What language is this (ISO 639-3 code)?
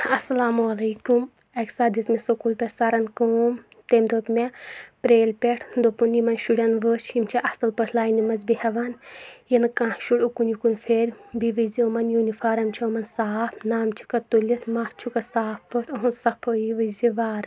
kas